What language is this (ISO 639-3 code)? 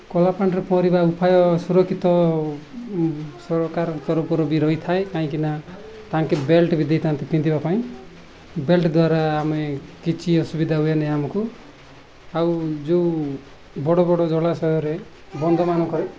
ori